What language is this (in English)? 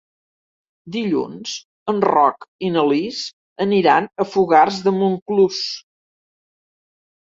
Catalan